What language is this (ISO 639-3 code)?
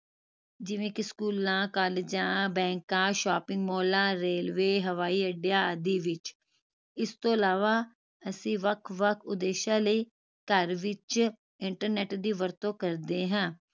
pan